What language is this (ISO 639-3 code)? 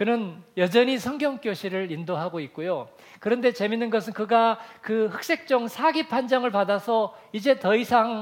kor